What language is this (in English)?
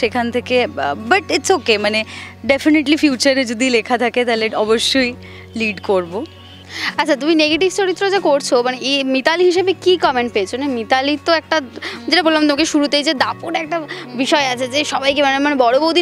Hindi